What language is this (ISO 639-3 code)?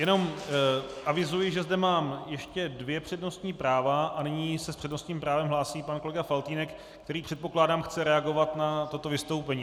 ces